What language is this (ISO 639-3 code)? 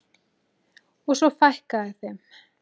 isl